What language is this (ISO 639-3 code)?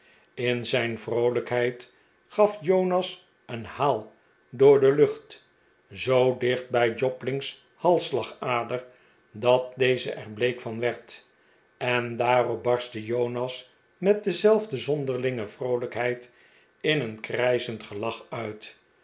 nld